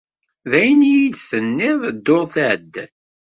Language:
Kabyle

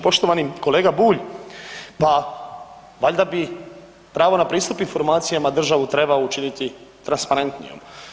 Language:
Croatian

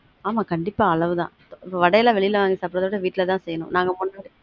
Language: Tamil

